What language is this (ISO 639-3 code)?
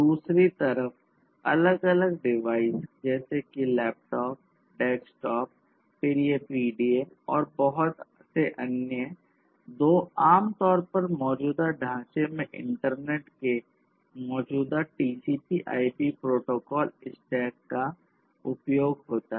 hin